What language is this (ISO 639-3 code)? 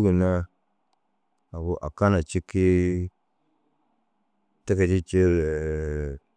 dzg